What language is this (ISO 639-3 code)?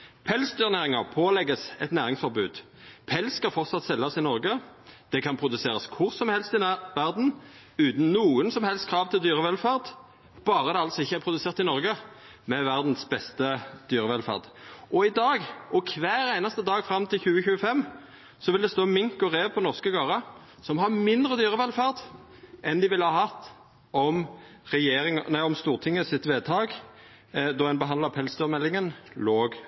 nno